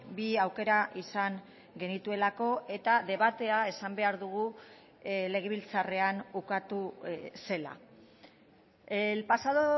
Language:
Basque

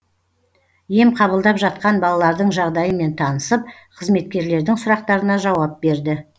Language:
Kazakh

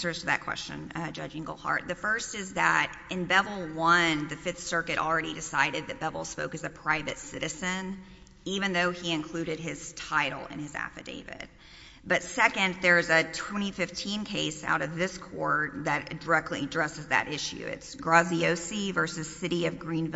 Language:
English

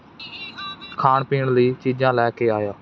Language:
Punjabi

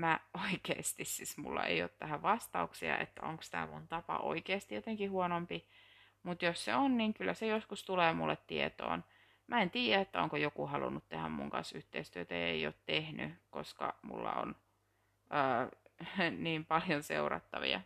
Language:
Finnish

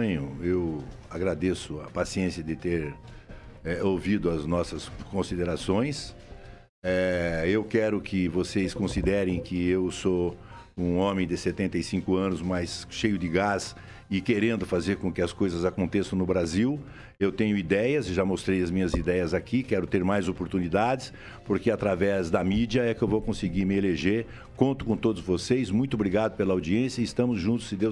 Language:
Portuguese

